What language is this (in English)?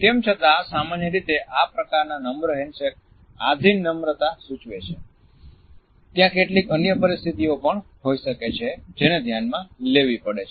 Gujarati